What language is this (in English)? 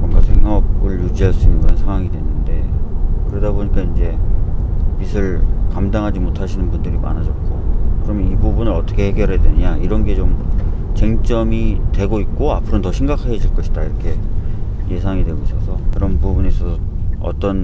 Korean